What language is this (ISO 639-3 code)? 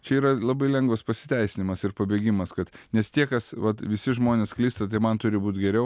lit